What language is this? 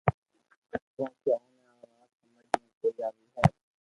Loarki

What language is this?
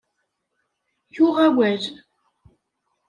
Kabyle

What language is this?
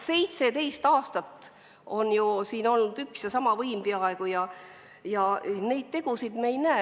Estonian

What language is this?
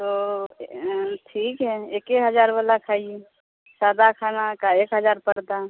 Urdu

